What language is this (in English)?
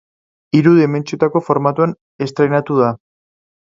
Basque